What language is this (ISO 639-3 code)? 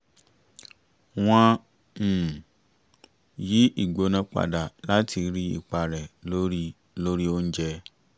yor